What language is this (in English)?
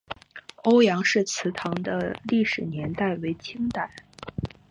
Chinese